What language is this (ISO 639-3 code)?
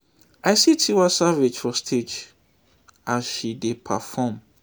pcm